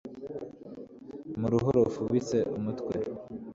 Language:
Kinyarwanda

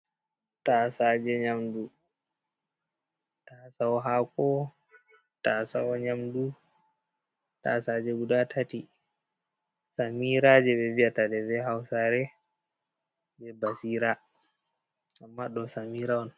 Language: Fula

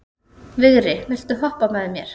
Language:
Icelandic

